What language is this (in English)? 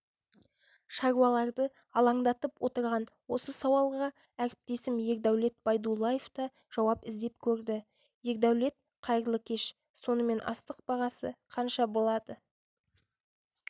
Kazakh